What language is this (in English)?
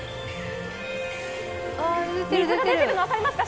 Japanese